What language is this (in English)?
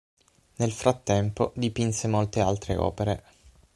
Italian